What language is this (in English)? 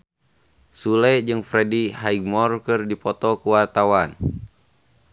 Sundanese